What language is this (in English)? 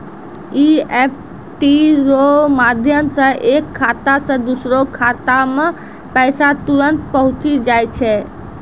Maithili